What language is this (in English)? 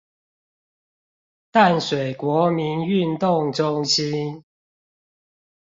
Chinese